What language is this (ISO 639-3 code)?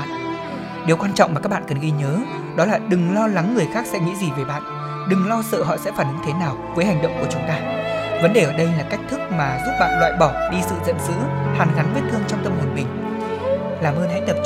vie